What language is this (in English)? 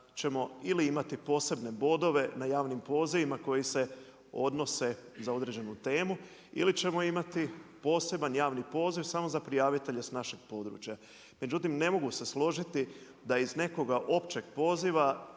Croatian